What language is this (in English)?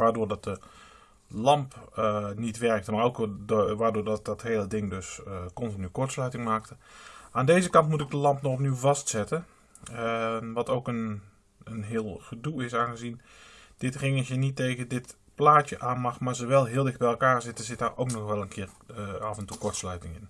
Dutch